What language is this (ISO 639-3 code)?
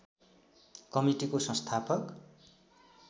nep